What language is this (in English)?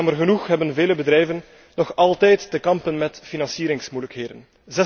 Dutch